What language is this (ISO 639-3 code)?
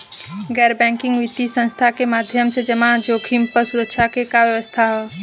bho